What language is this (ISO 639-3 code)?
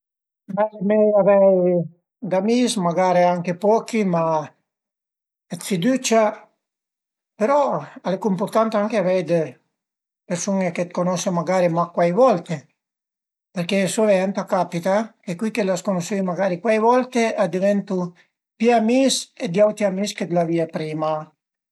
pms